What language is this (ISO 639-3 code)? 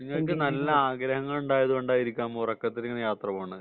mal